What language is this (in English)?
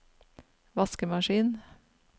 Norwegian